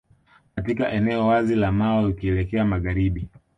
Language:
Swahili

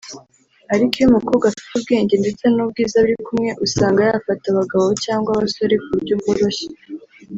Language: Kinyarwanda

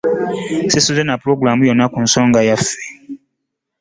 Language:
Ganda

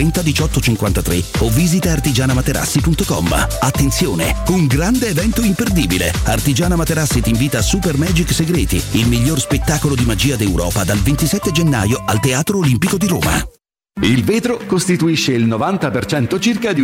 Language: Italian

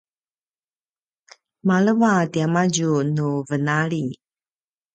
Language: Paiwan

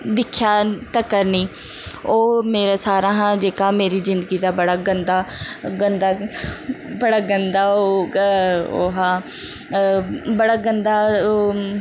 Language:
Dogri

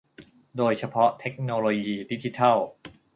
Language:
Thai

